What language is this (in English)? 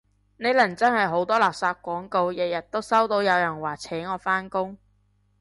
Cantonese